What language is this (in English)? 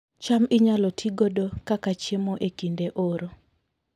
Luo (Kenya and Tanzania)